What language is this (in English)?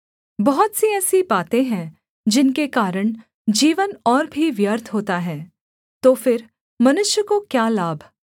Hindi